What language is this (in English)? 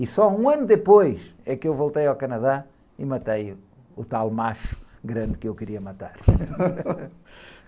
Portuguese